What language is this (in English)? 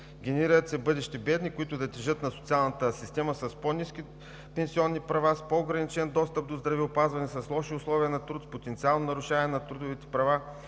Bulgarian